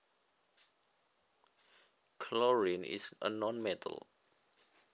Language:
Javanese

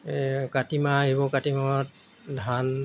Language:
Assamese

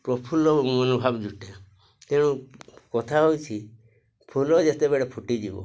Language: Odia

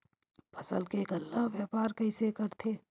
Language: Chhattisgarhi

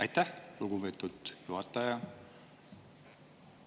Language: Estonian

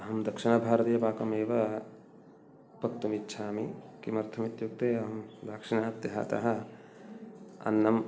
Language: Sanskrit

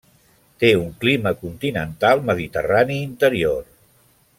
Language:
Catalan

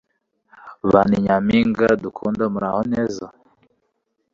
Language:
Kinyarwanda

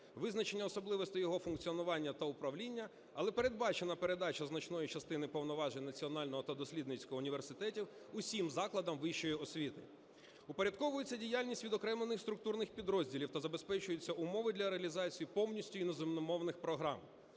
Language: Ukrainian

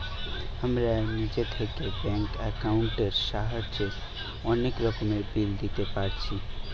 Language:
Bangla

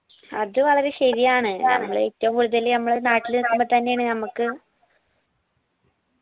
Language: Malayalam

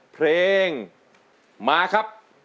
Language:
Thai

